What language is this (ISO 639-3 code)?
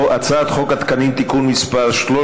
heb